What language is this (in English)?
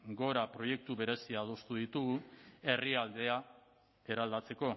Basque